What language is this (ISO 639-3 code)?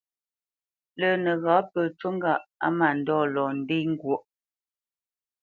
bce